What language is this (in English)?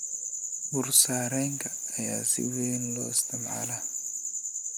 Somali